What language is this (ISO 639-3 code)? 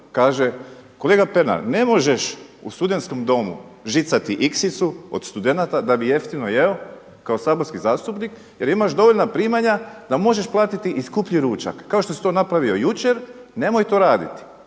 hrv